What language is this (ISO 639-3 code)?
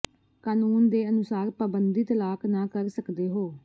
pan